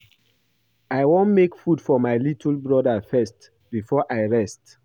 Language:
Nigerian Pidgin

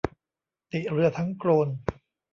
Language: Thai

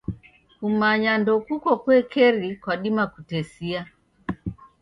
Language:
Taita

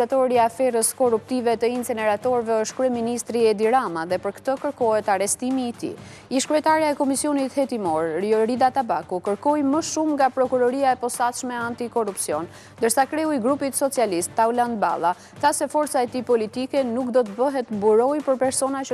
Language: Romanian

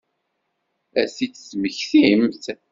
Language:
Kabyle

